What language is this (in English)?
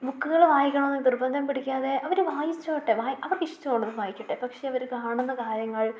Malayalam